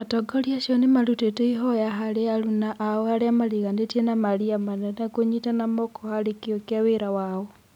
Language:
Kikuyu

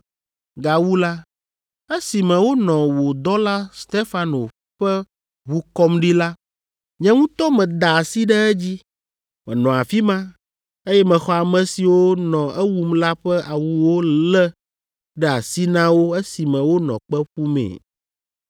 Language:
Ewe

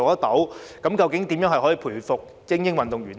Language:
Cantonese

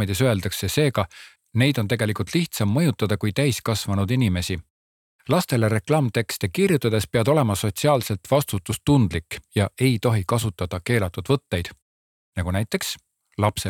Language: Czech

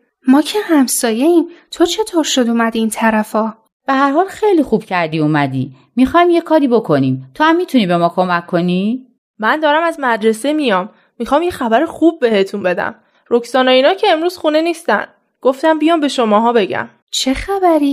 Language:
Persian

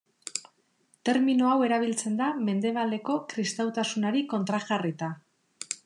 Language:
Basque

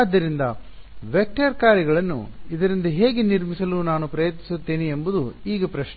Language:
Kannada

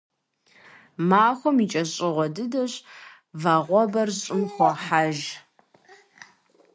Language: Kabardian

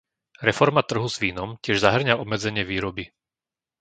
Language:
Slovak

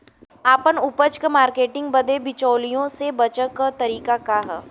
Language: Bhojpuri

